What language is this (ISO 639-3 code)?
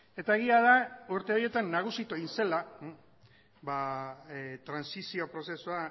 eus